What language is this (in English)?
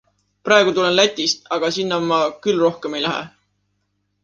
Estonian